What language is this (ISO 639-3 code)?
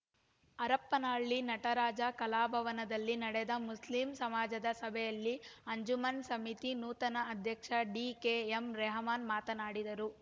kan